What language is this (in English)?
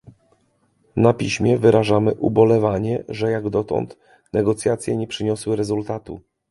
Polish